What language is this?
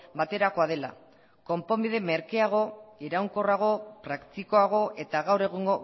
Basque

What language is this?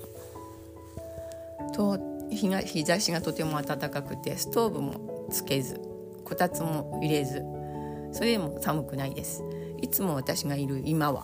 Japanese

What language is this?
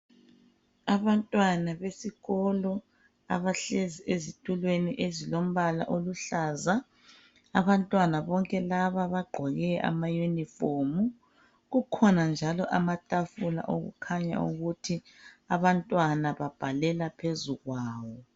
North Ndebele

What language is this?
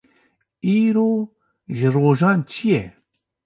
Kurdish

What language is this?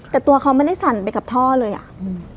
Thai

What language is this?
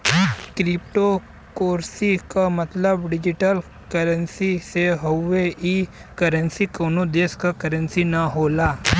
Bhojpuri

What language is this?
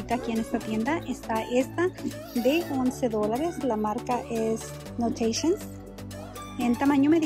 Spanish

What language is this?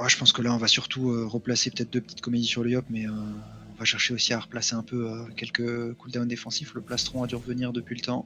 French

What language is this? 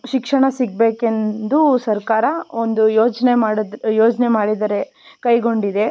Kannada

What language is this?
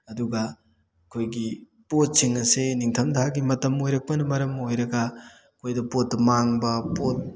Manipuri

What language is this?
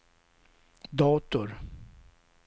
Swedish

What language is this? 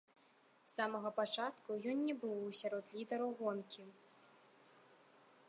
Belarusian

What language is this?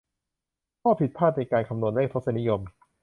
Thai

